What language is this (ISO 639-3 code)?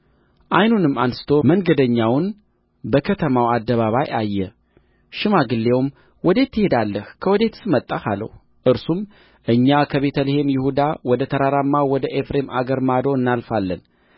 amh